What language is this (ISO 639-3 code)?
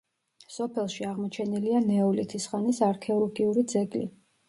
kat